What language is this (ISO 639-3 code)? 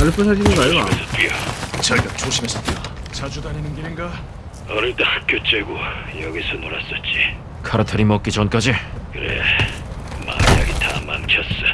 kor